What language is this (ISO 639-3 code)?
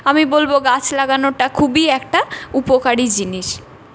ben